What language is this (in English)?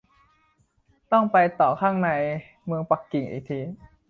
Thai